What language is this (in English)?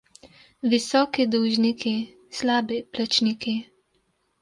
Slovenian